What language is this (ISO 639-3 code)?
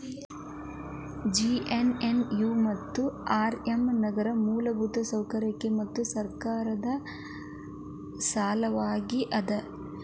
kan